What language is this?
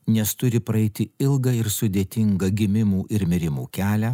Lithuanian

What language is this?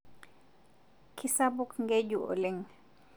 Masai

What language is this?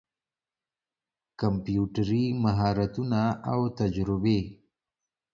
Pashto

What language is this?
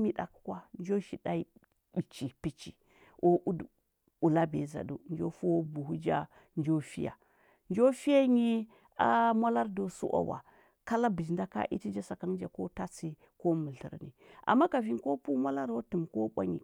Huba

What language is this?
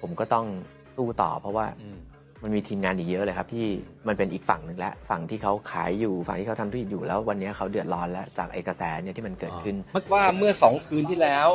Thai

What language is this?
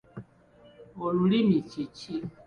Ganda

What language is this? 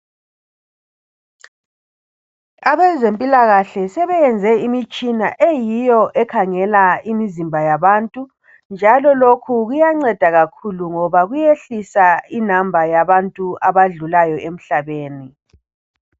North Ndebele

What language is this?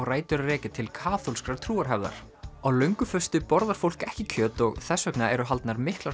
Icelandic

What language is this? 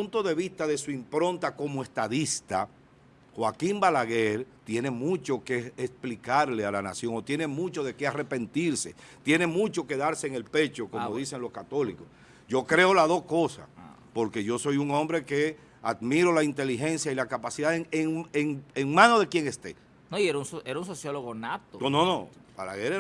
Spanish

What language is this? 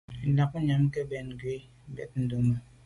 Medumba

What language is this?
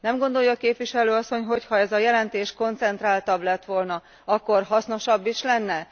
Hungarian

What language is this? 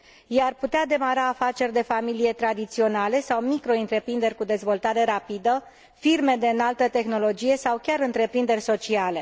Romanian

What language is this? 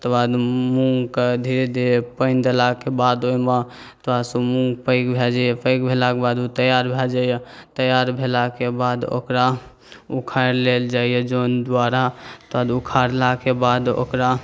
Maithili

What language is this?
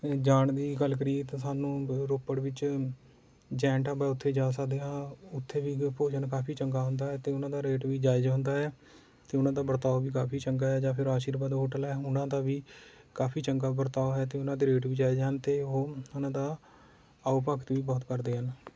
Punjabi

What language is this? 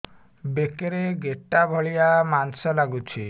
Odia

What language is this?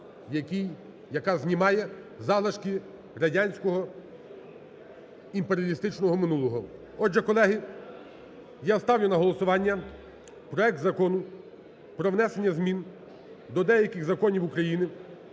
Ukrainian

